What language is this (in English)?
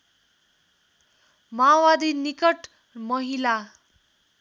Nepali